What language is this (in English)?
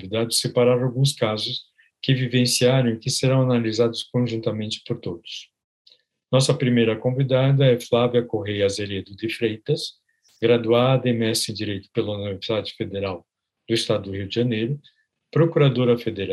Portuguese